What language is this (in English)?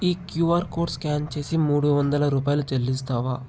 Telugu